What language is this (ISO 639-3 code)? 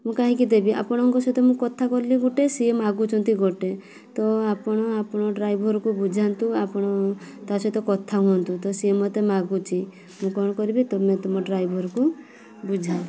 ori